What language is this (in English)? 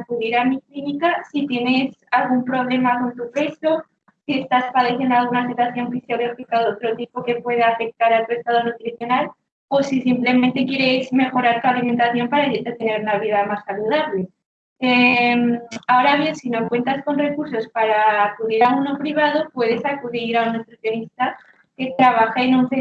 Spanish